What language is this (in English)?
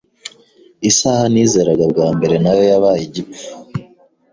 Kinyarwanda